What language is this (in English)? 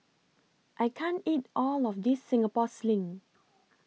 English